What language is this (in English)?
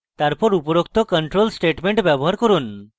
Bangla